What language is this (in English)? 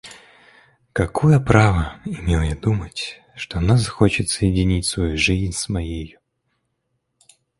Russian